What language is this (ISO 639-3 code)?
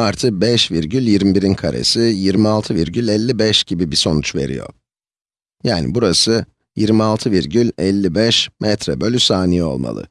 tur